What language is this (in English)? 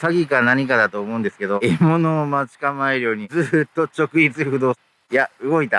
Japanese